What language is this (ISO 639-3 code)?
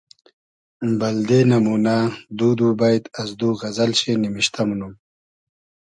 haz